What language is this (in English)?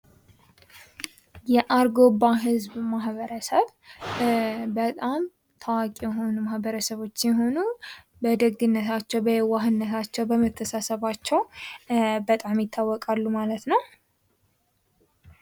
Amharic